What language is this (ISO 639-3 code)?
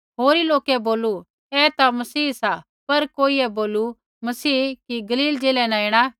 kfx